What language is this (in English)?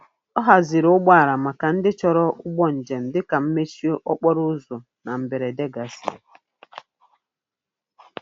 Igbo